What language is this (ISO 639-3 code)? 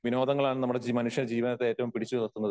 mal